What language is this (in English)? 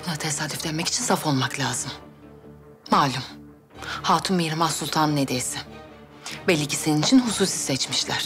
Turkish